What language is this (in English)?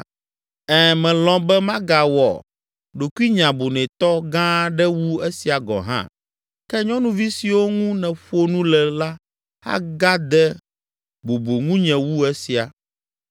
Ewe